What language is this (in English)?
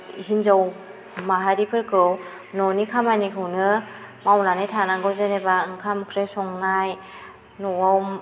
Bodo